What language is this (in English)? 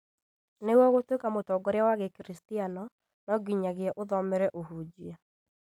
Kikuyu